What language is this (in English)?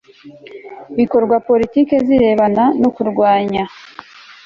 Kinyarwanda